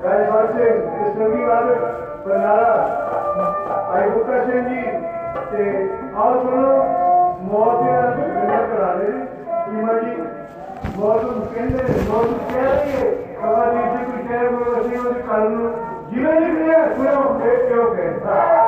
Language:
Punjabi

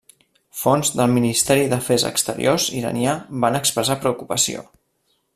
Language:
Catalan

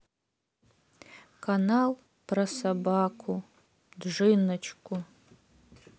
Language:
Russian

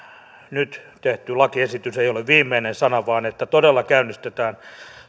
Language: Finnish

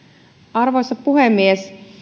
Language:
Finnish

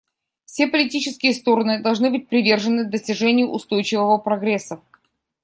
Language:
Russian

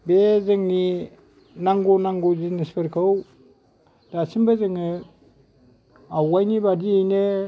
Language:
Bodo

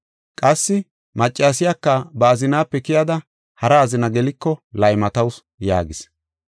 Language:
Gofa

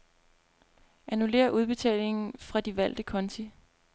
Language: Danish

